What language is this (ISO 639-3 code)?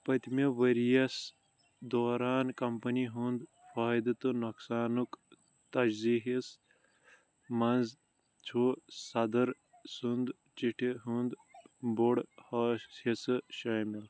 kas